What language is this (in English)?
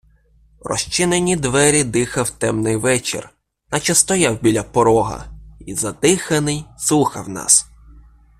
Ukrainian